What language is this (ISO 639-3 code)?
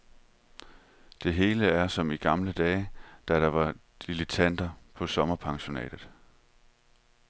dan